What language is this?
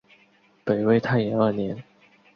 Chinese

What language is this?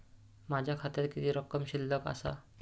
Marathi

